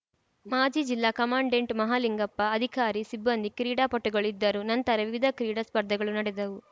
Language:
Kannada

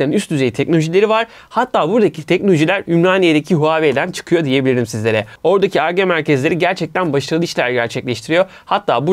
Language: Turkish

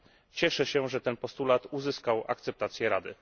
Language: Polish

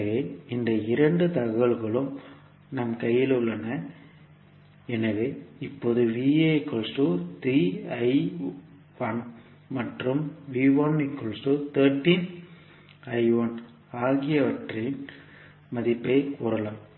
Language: Tamil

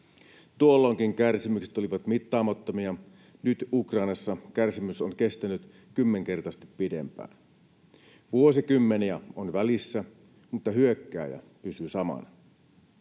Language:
Finnish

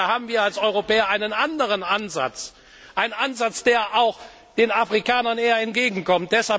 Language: German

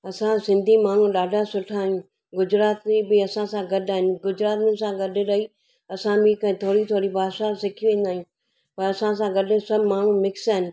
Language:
Sindhi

